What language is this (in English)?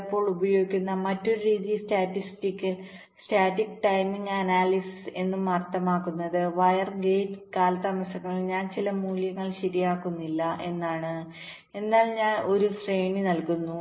Malayalam